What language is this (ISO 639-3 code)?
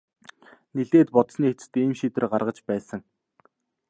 mon